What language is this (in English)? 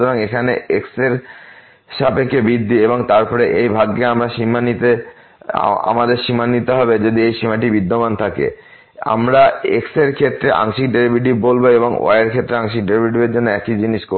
Bangla